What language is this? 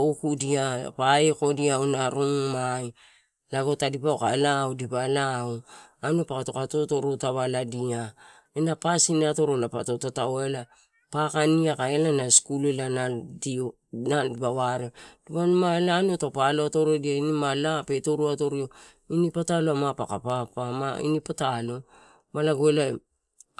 Torau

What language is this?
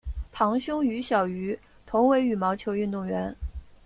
Chinese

